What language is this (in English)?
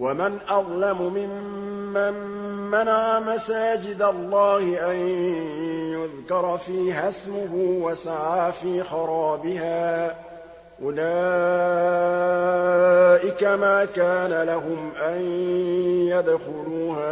Arabic